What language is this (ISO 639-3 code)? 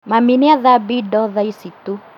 kik